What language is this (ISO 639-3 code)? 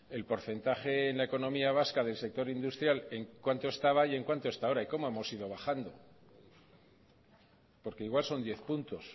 spa